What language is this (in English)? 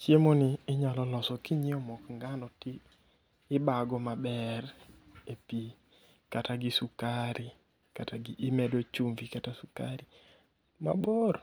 Luo (Kenya and Tanzania)